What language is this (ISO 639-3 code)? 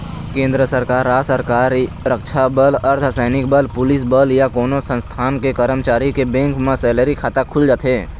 hne